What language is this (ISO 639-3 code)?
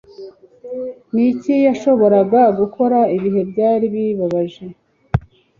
kin